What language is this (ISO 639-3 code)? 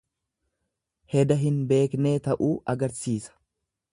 orm